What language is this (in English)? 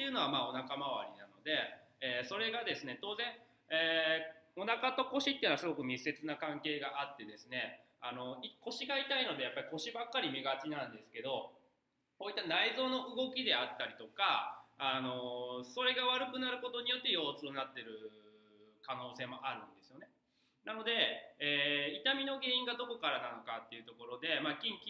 Japanese